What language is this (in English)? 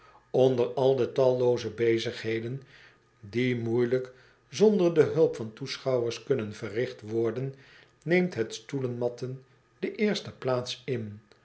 Dutch